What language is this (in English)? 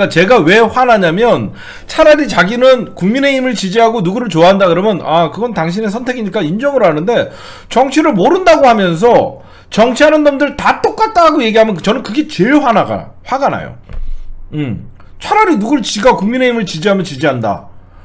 Korean